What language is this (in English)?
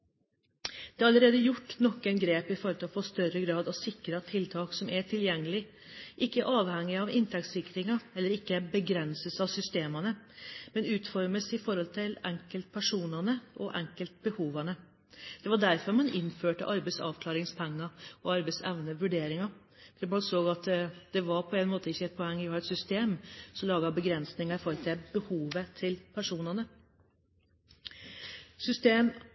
Norwegian Bokmål